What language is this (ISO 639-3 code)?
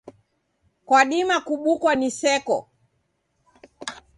dav